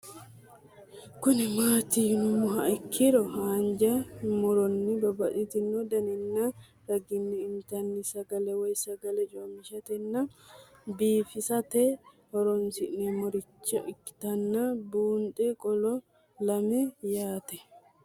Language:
Sidamo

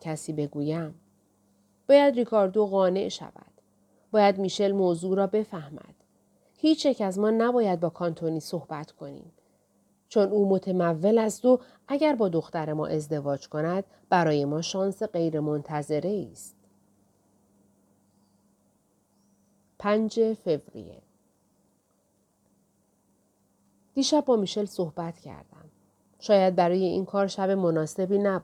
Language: Persian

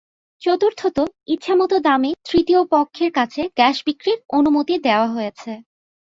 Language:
Bangla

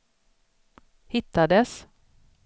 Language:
Swedish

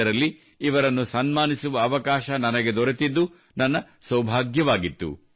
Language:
Kannada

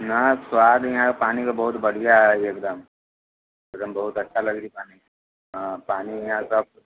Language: Maithili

